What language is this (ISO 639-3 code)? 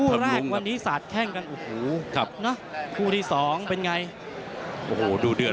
tha